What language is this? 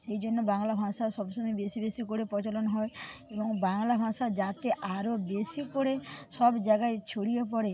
Bangla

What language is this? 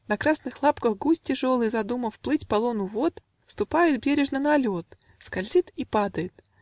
Russian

